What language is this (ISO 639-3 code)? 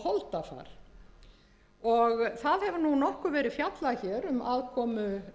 isl